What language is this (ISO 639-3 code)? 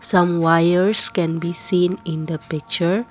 eng